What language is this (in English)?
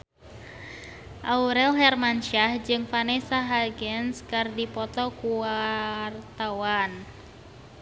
Sundanese